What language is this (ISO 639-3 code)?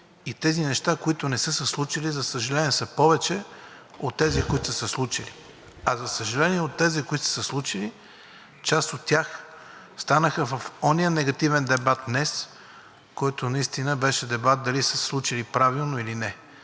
bul